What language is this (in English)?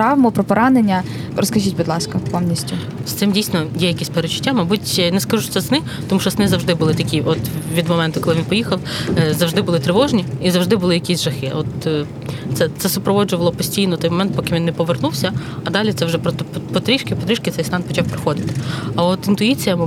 Ukrainian